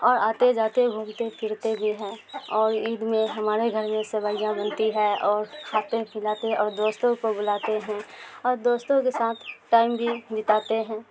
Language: Urdu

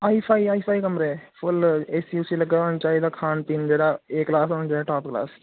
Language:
Dogri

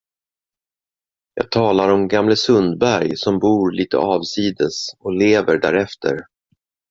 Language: Swedish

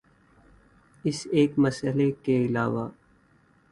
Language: Urdu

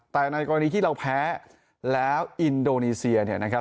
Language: Thai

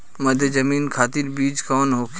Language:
Bhojpuri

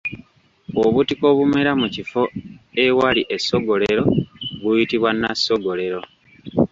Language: Ganda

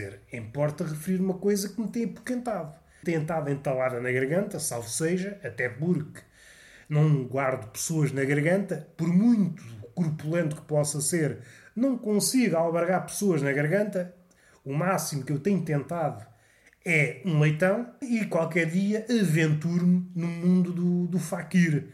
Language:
Portuguese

